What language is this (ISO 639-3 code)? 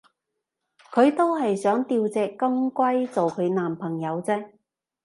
yue